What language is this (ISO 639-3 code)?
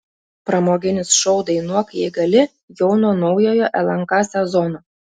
lit